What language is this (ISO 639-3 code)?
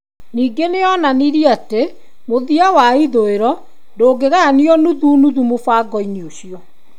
kik